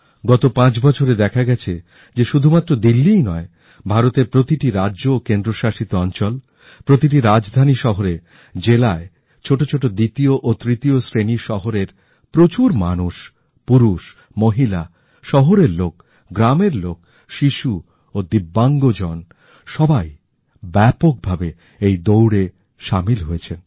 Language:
Bangla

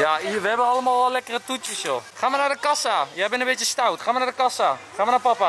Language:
Dutch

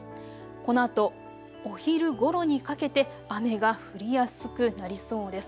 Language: Japanese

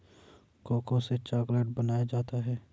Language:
Hindi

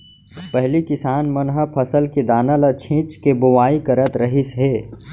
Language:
Chhattisgarhi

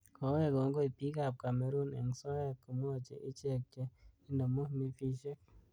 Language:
Kalenjin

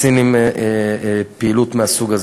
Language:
Hebrew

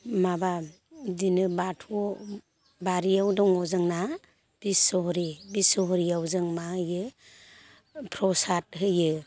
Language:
Bodo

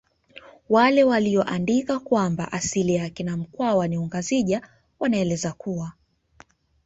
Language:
Swahili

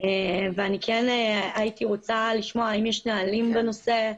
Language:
Hebrew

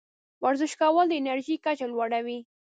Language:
Pashto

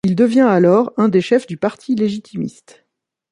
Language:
French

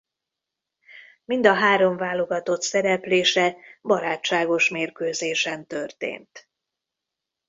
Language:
Hungarian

